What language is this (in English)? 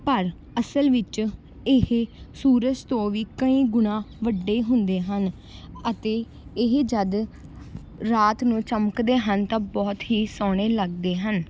Punjabi